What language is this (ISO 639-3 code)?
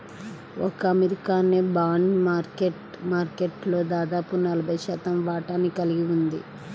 tel